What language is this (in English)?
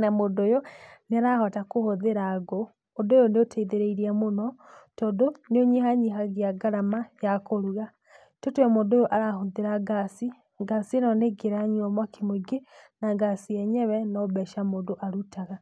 Kikuyu